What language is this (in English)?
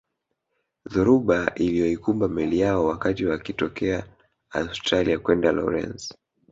Swahili